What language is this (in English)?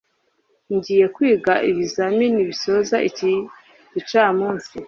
Kinyarwanda